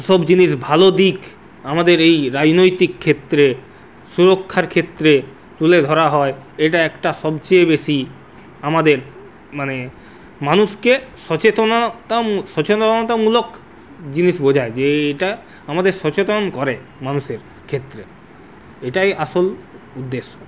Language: Bangla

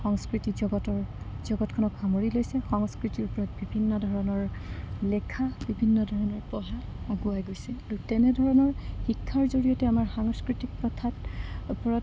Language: Assamese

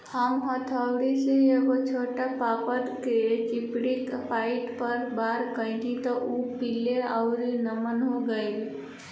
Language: Bhojpuri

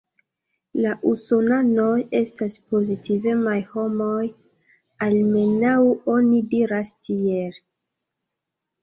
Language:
Esperanto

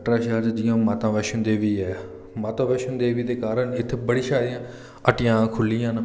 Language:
Dogri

